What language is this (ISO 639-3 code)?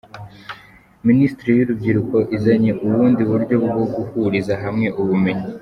kin